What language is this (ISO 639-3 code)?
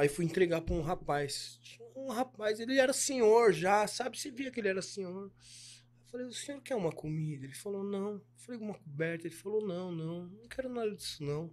por